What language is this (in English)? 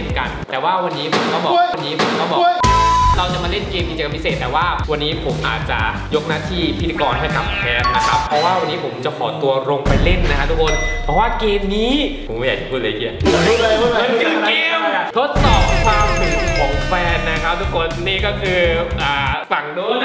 Thai